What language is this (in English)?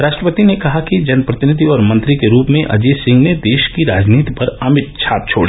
Hindi